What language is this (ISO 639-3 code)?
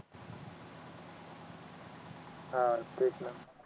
mar